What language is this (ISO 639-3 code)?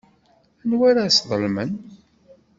kab